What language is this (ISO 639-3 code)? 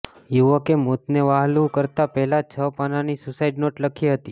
guj